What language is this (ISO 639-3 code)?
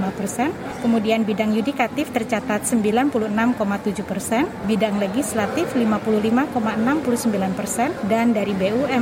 ind